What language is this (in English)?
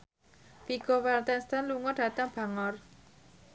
Javanese